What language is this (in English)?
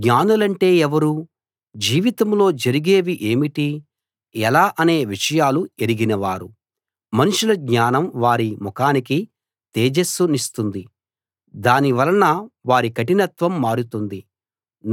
Telugu